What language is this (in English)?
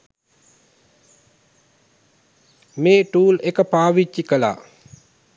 Sinhala